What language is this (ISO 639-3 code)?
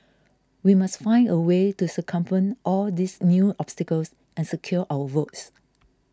eng